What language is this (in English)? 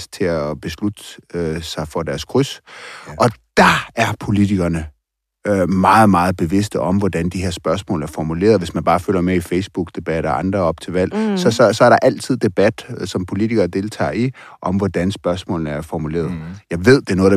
Danish